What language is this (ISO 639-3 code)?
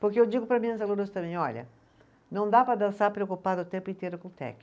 por